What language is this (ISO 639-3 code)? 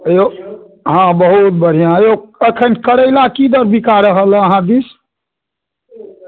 mai